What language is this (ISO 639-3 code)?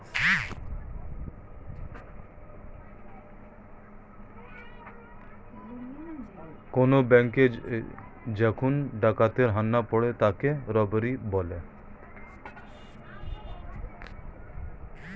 ben